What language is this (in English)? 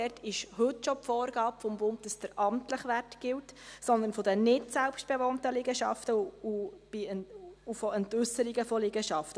Swiss German